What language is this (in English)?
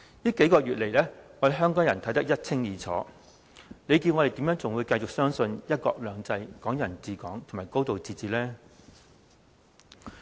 Cantonese